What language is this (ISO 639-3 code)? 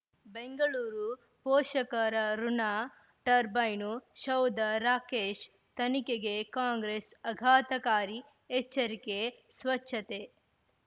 kan